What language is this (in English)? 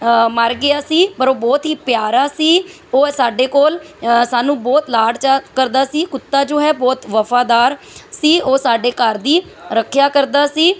Punjabi